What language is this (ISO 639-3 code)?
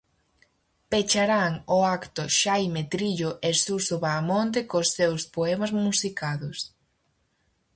glg